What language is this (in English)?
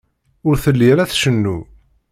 Kabyle